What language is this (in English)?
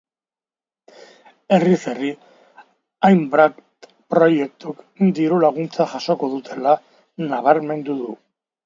Basque